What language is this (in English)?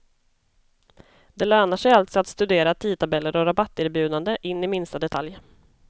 Swedish